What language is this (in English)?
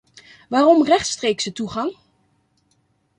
Dutch